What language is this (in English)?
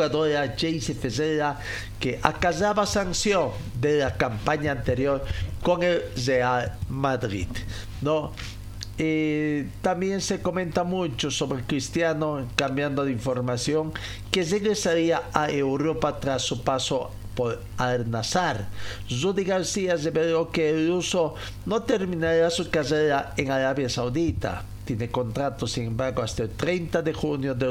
Spanish